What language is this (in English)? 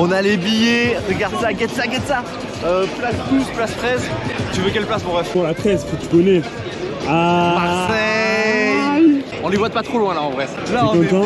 French